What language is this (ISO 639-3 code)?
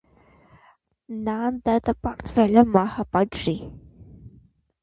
hye